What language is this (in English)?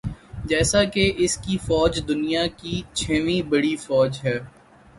Urdu